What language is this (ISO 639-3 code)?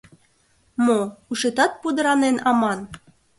chm